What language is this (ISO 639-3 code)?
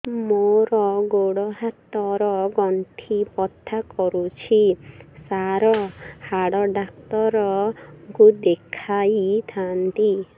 ori